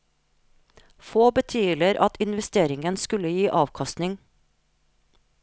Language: Norwegian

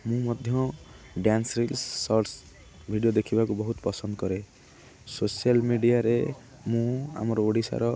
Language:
Odia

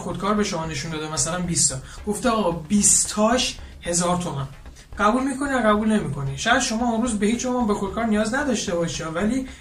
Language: Persian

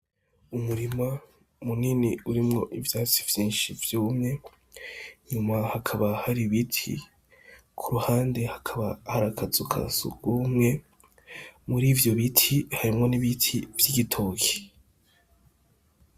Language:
Rundi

